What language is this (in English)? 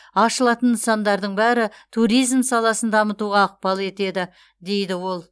Kazakh